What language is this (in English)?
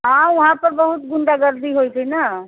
Maithili